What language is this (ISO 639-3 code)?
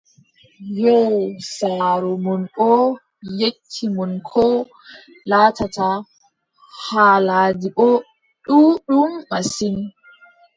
fub